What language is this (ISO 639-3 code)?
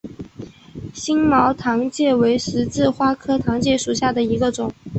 zho